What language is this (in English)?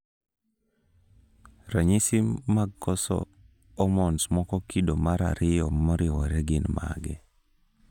Luo (Kenya and Tanzania)